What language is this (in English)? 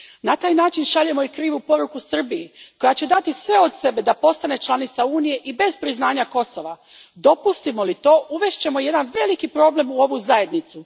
Croatian